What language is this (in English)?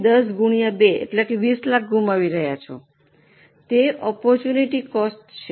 Gujarati